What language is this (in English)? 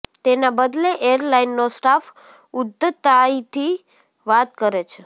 Gujarati